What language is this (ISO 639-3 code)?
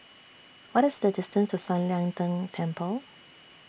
eng